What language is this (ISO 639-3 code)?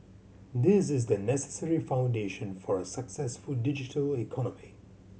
eng